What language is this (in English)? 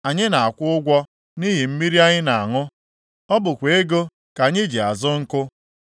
Igbo